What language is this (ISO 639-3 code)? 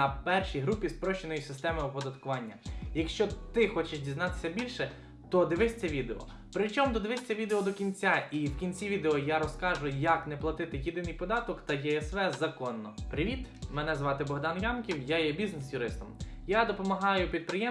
ukr